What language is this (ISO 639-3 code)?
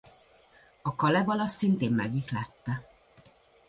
hun